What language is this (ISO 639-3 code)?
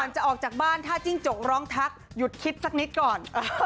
tha